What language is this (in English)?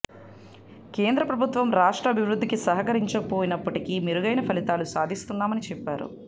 Telugu